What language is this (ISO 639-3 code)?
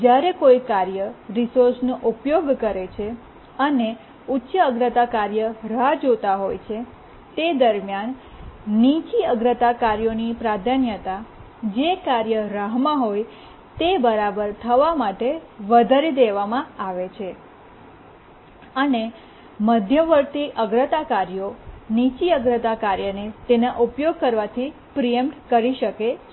guj